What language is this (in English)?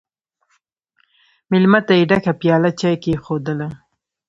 Pashto